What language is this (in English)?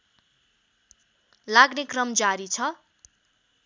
Nepali